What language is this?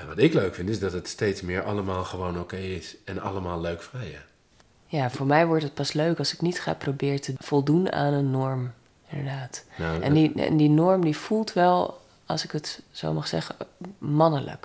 Dutch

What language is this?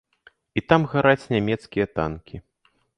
Belarusian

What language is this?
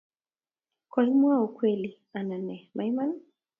Kalenjin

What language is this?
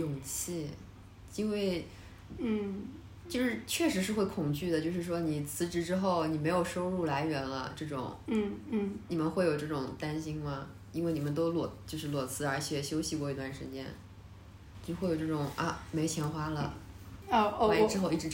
Chinese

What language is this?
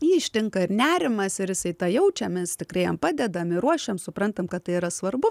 Lithuanian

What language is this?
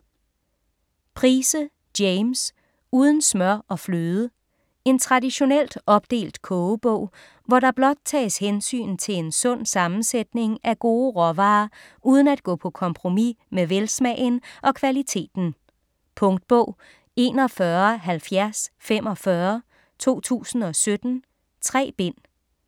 Danish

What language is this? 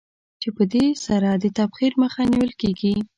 Pashto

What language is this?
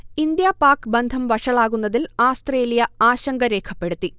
Malayalam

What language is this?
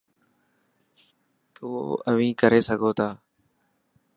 Dhatki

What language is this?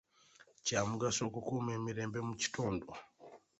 Ganda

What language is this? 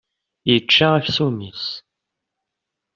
Kabyle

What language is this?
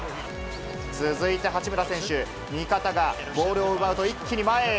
Japanese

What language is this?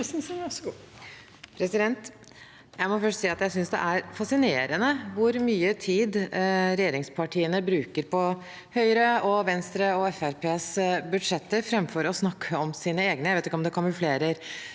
Norwegian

